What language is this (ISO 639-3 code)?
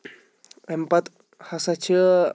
kas